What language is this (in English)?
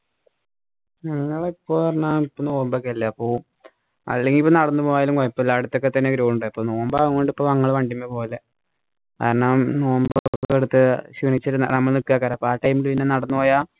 Malayalam